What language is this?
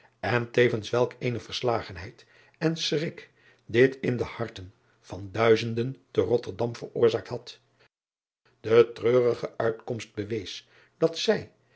Dutch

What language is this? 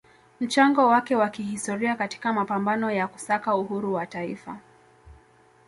Swahili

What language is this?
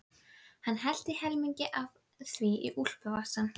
Icelandic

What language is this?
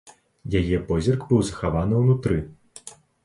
Belarusian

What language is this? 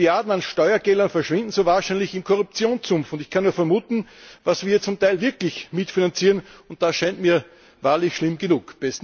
German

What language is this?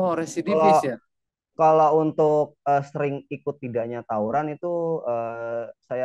Indonesian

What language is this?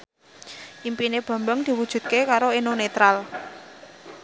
Javanese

